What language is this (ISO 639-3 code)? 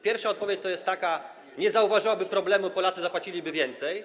pol